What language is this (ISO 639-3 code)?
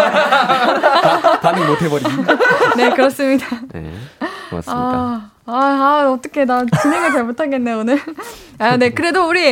kor